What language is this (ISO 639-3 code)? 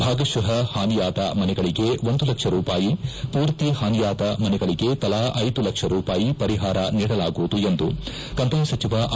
kan